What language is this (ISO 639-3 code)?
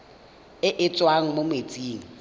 tsn